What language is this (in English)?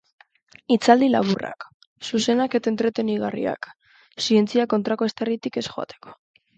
Basque